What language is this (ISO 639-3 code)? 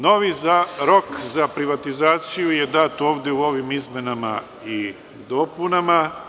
srp